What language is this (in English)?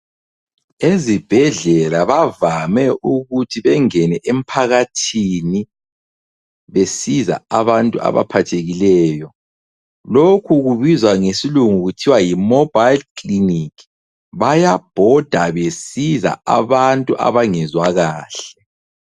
North Ndebele